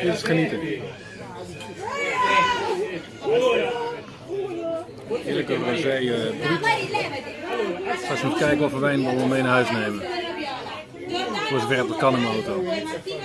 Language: Dutch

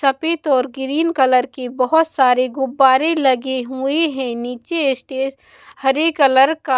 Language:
Hindi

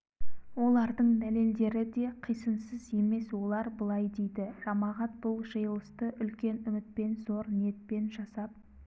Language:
Kazakh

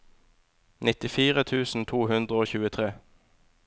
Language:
Norwegian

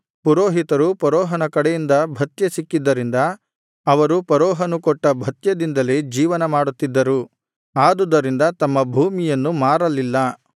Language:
Kannada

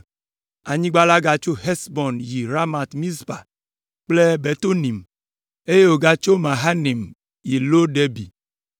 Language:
Ewe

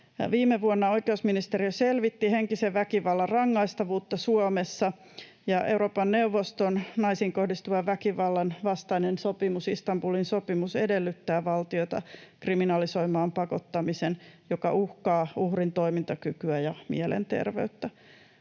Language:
Finnish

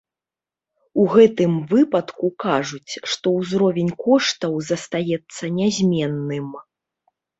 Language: Belarusian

